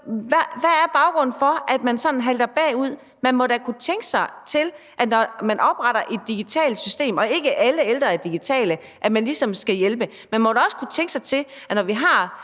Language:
Danish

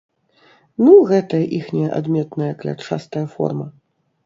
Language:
Belarusian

